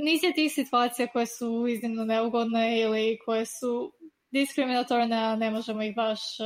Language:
Croatian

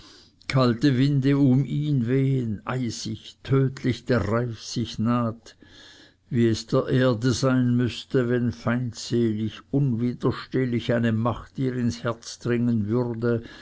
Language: German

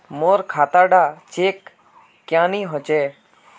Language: Magahi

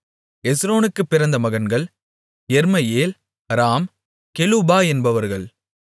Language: Tamil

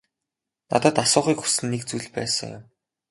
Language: Mongolian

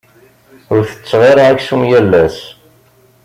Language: Kabyle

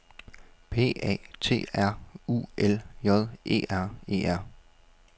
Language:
Danish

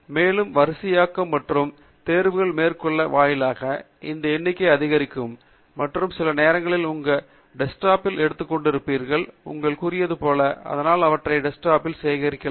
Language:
Tamil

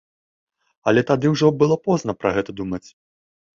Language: Belarusian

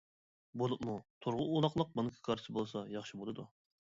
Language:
Uyghur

